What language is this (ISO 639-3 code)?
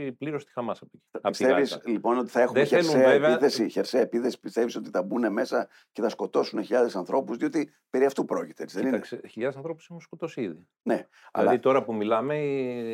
ell